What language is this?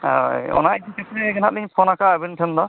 Santali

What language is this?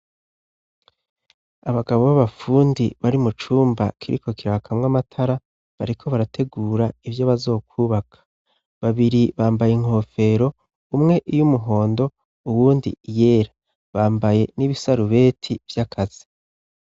Rundi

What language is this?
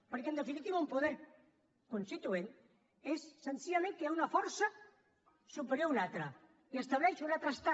Catalan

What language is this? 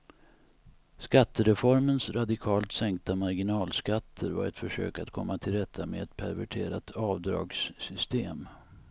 Swedish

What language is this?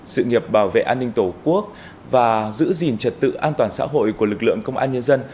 Vietnamese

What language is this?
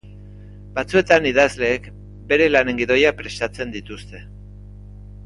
Basque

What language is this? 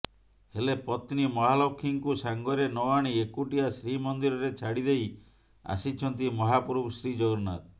Odia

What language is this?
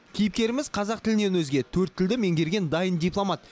Kazakh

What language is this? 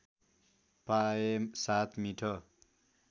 Nepali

